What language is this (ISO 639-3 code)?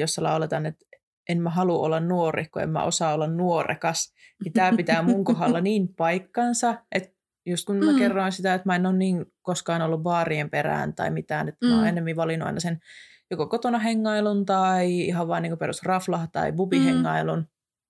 fin